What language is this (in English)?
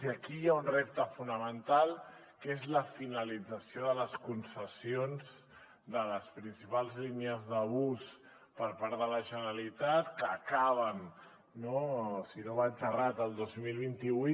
Catalan